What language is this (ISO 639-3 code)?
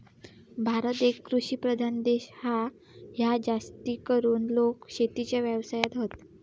mar